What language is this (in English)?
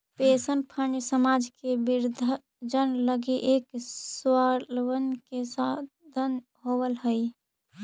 Magahi